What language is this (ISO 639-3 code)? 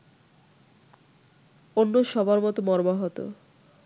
ben